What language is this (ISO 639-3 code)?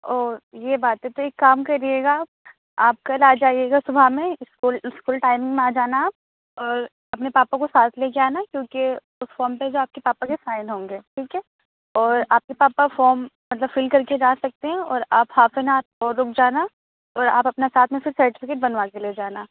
urd